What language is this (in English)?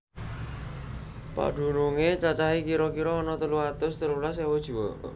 Javanese